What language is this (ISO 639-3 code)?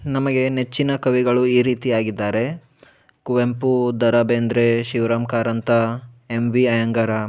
kan